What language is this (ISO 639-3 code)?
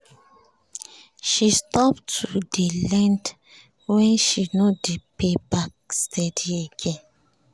pcm